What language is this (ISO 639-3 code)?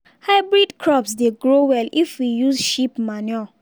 pcm